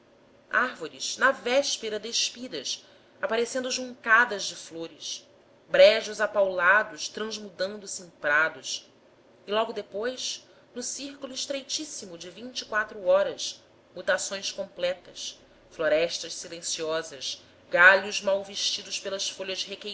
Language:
Portuguese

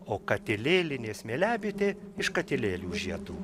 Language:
Lithuanian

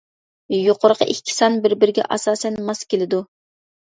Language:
Uyghur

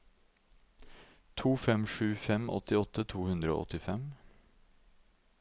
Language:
Norwegian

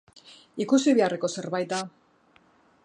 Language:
Basque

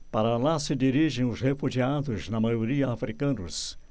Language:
Portuguese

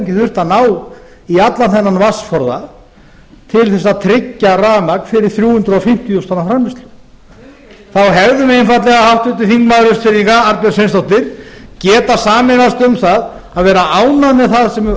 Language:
Icelandic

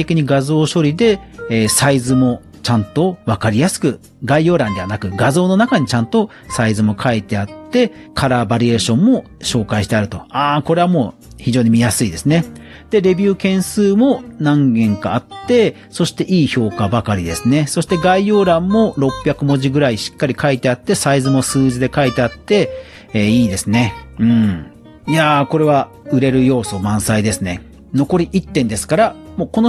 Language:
Japanese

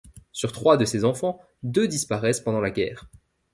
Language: French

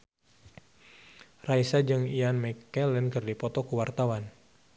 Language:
Sundanese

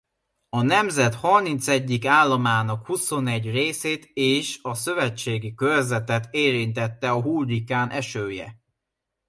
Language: Hungarian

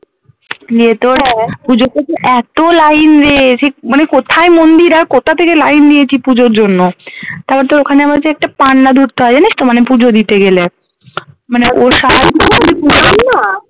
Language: Bangla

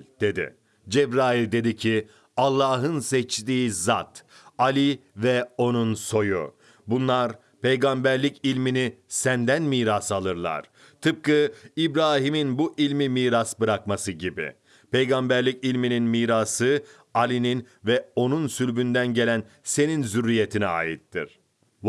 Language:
Turkish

